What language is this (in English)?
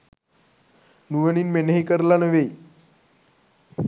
Sinhala